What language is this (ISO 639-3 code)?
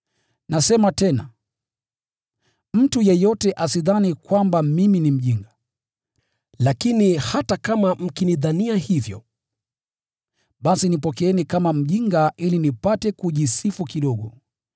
swa